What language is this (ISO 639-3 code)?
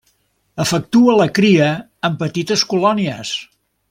cat